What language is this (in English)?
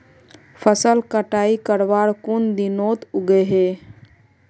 Magahi